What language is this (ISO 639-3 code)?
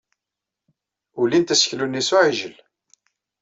kab